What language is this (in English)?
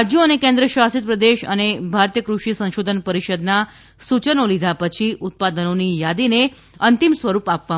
Gujarati